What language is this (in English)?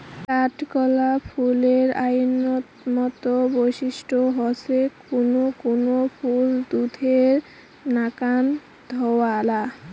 Bangla